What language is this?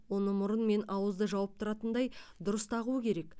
Kazakh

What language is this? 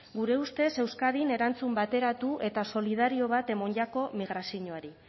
Basque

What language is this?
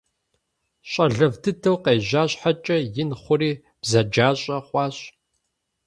Kabardian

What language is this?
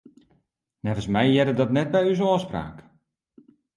Western Frisian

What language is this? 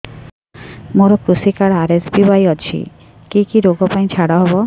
Odia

